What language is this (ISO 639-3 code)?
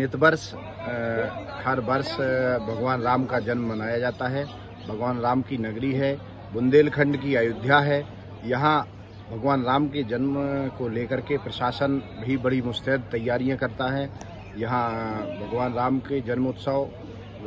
hin